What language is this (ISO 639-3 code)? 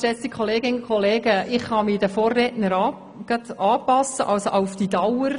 gsw